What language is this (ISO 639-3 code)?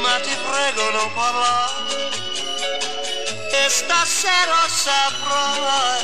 spa